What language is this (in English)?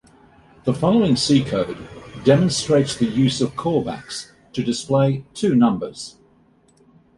English